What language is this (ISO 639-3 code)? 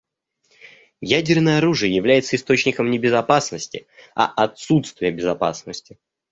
rus